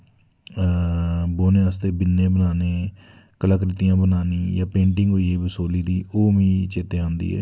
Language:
Dogri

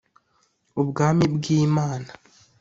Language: Kinyarwanda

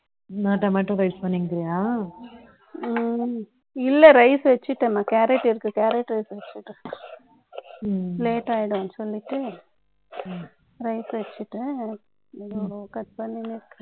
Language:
Tamil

